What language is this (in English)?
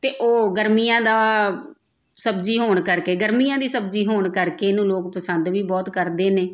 Punjabi